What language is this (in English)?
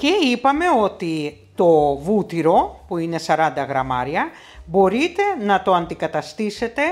Greek